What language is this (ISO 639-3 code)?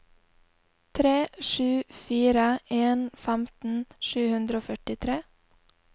nor